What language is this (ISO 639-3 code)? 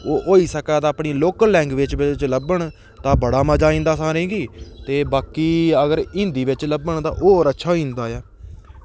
doi